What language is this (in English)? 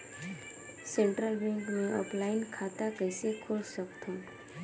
Chhattisgarhi